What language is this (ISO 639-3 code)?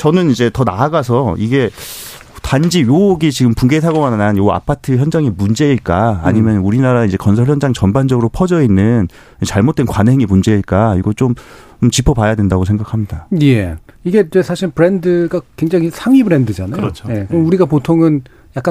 kor